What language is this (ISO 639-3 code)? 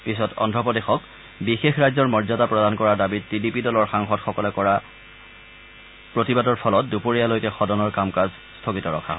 asm